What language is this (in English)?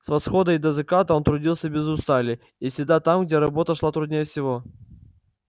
Russian